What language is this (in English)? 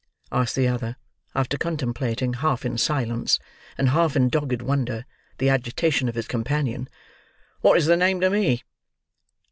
English